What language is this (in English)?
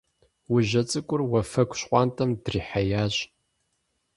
Kabardian